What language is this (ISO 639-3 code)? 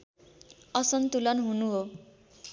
nep